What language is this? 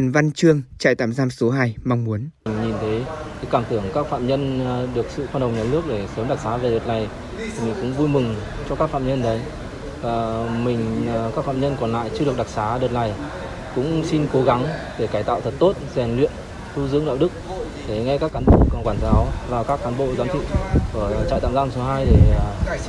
Vietnamese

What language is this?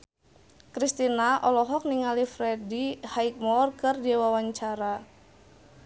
Sundanese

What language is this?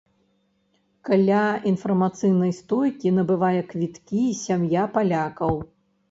Belarusian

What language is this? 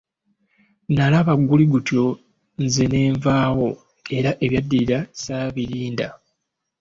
Ganda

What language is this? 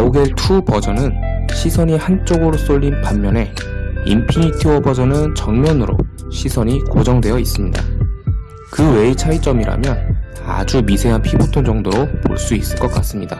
Korean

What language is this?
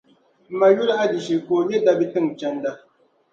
Dagbani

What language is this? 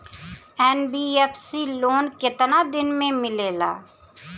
Bhojpuri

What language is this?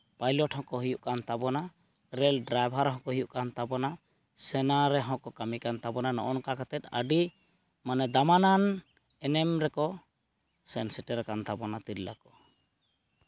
Santali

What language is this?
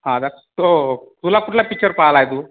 Marathi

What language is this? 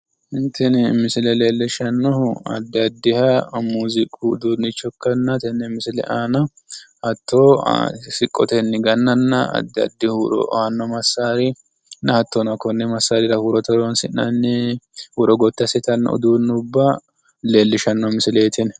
Sidamo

